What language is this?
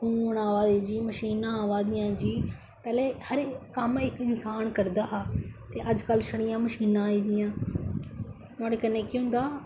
Dogri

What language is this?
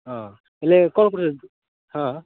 Odia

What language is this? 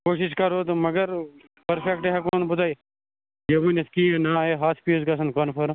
Kashmiri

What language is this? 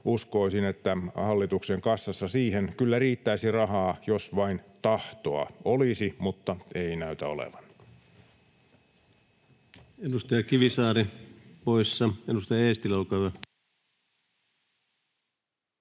Finnish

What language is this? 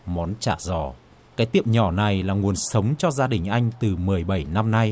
Vietnamese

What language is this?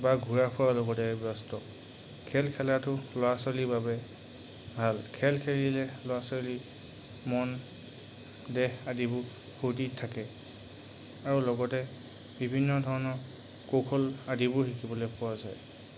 Assamese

